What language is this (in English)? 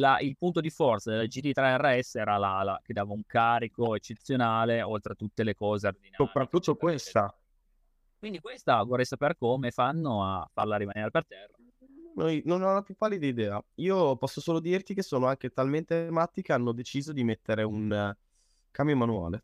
Italian